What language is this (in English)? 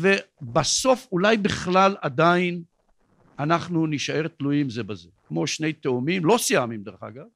Hebrew